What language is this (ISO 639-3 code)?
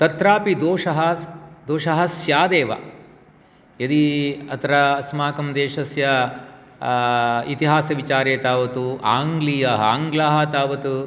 san